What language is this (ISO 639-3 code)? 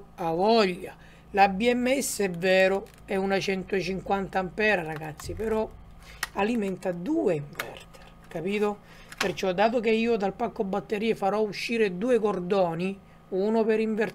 ita